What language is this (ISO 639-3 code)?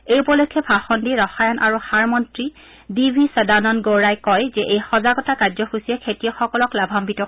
asm